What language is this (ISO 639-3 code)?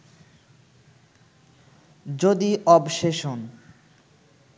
ben